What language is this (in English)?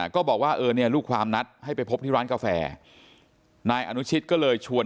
Thai